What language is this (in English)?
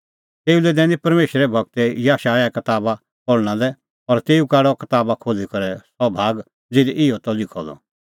Kullu Pahari